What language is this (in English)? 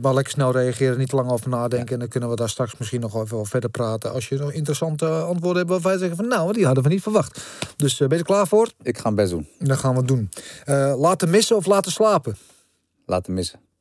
Dutch